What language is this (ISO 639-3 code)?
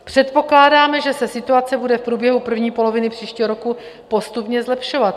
ces